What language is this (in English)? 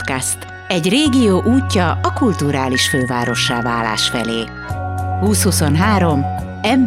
Hungarian